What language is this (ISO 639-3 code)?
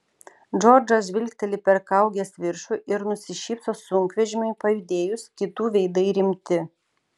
lit